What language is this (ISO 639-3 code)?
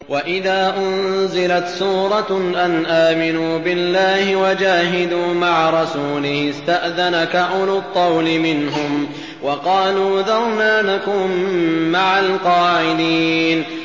ara